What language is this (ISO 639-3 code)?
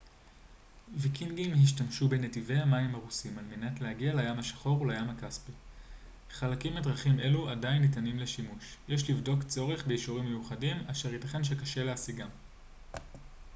heb